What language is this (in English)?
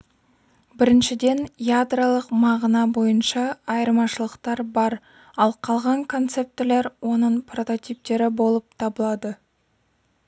Kazakh